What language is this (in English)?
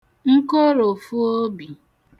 Igbo